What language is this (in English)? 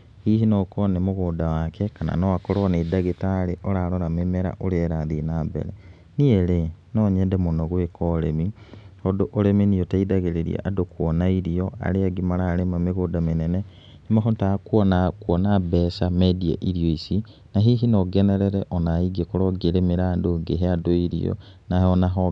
Kikuyu